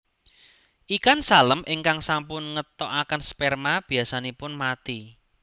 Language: Javanese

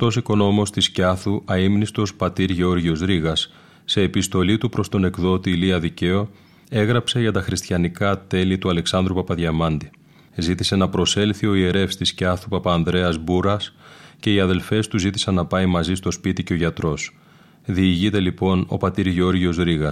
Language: Greek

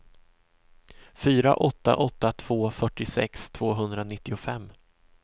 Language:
Swedish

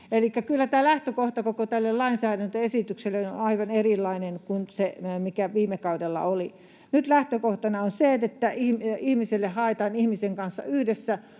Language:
Finnish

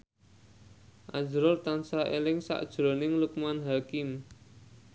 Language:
Javanese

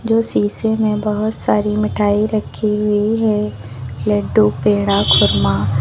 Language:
Hindi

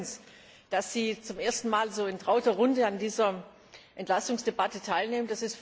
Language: German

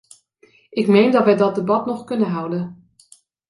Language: Dutch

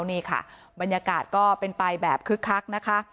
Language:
Thai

